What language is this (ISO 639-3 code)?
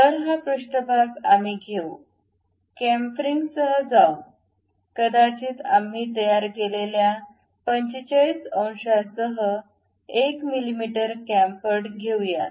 mar